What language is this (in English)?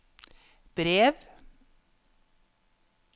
Norwegian